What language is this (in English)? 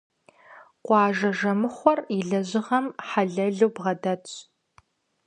Kabardian